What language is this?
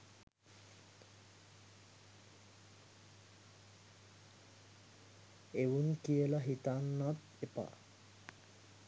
Sinhala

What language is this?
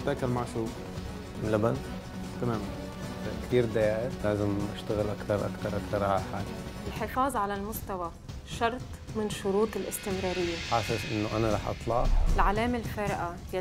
Arabic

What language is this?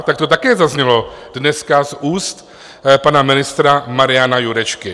Czech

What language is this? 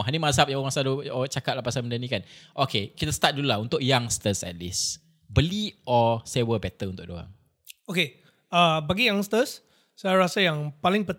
Malay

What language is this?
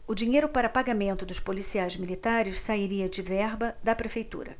Portuguese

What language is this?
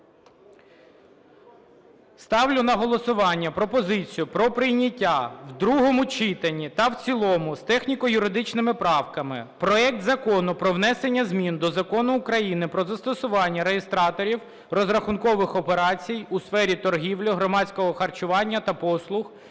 Ukrainian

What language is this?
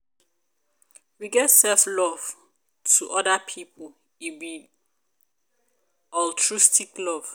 Nigerian Pidgin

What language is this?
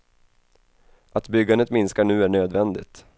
Swedish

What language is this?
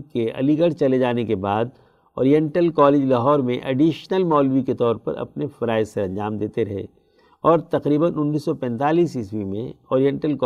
Urdu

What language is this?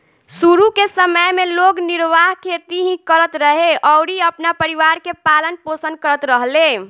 Bhojpuri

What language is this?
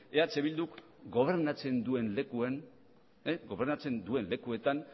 Basque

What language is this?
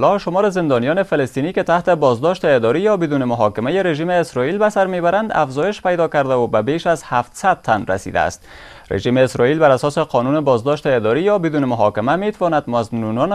Persian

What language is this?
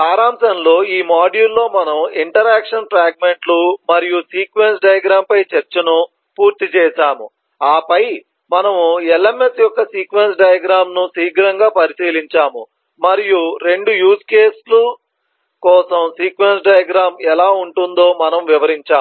Telugu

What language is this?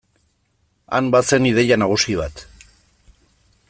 Basque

